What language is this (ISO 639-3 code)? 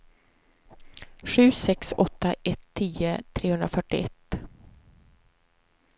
swe